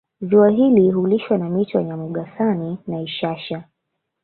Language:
Swahili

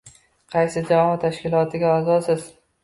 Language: Uzbek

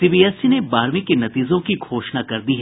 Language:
Hindi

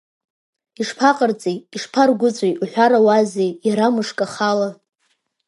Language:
Abkhazian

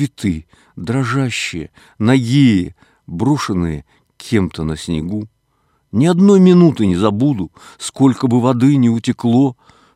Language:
Russian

